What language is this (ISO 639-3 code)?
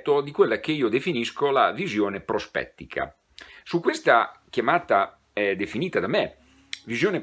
ita